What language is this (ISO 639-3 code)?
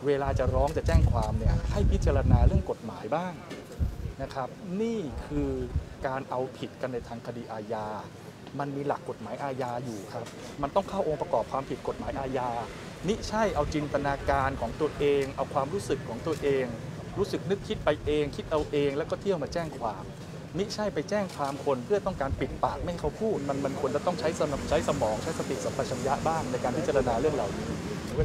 tha